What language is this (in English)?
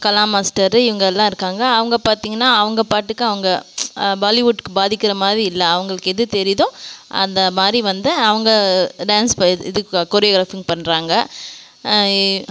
Tamil